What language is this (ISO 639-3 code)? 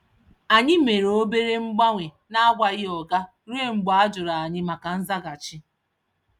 ibo